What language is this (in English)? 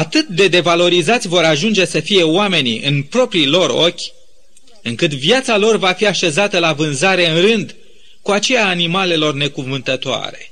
Romanian